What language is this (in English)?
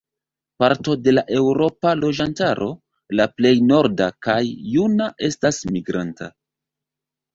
Esperanto